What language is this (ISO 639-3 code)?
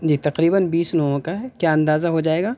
urd